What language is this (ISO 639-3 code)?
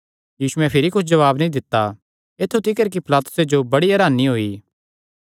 xnr